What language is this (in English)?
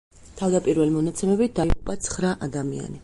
Georgian